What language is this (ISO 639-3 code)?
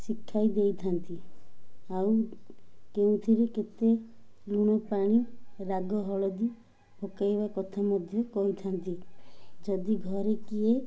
ori